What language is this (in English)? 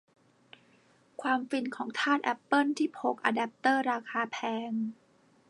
Thai